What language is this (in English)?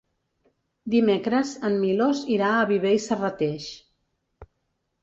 Catalan